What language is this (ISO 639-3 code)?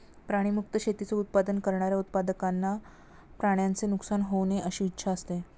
mar